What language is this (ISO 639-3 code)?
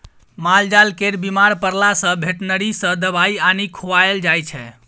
mai